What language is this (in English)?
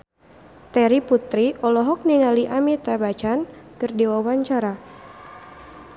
Sundanese